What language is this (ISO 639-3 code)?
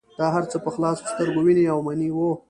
pus